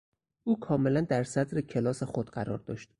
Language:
Persian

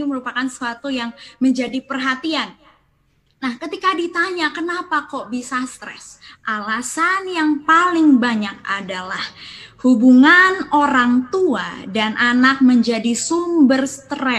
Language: Indonesian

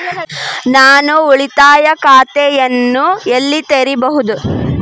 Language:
Kannada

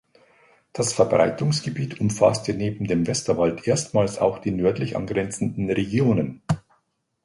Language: German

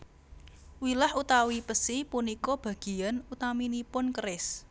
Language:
Javanese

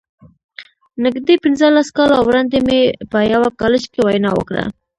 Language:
Pashto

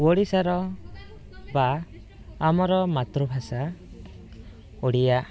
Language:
Odia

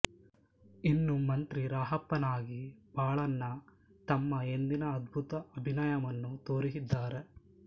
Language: Kannada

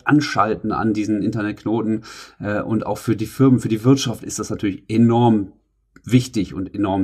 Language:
German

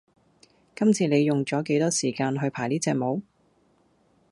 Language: Cantonese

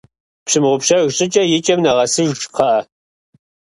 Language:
Kabardian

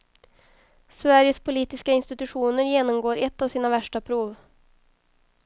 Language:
Swedish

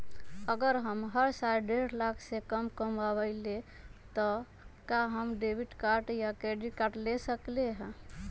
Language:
Magahi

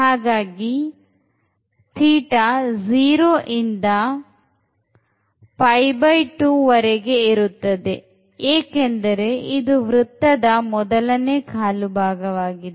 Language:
Kannada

